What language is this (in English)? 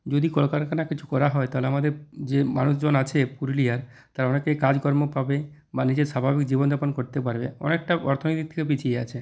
Bangla